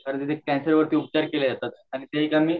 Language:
Marathi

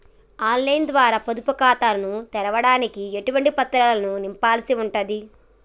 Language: Telugu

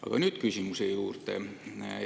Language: Estonian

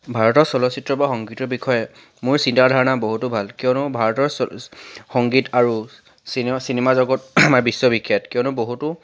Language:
Assamese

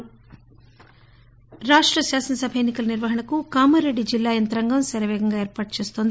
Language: Telugu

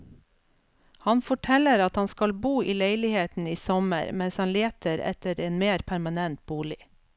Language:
Norwegian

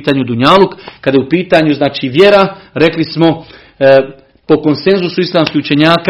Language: Croatian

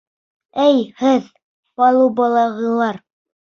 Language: Bashkir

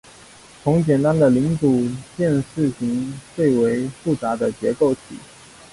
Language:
Chinese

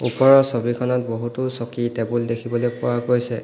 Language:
Assamese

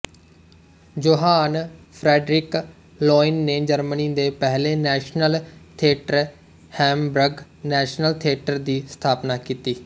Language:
Punjabi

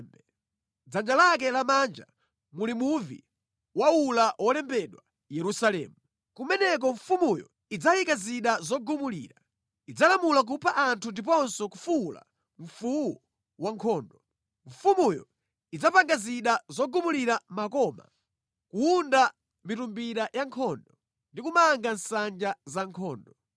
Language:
Nyanja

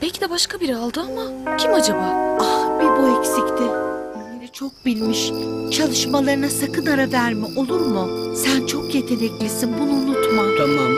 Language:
Turkish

